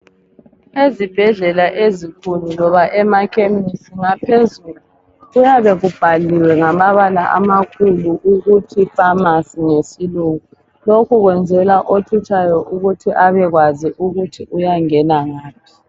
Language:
North Ndebele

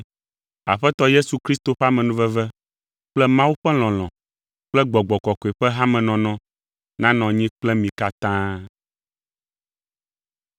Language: Ewe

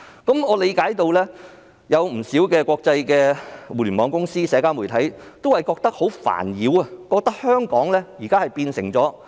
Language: Cantonese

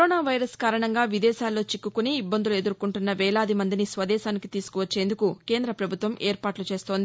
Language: Telugu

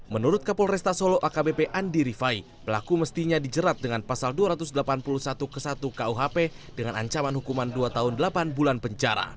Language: Indonesian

